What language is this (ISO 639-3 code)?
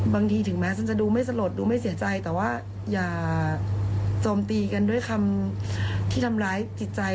tha